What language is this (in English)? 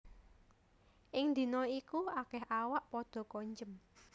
Javanese